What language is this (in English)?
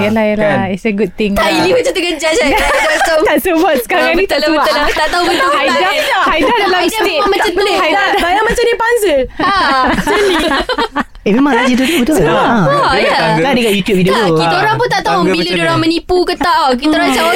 Malay